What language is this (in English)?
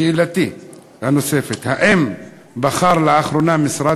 Hebrew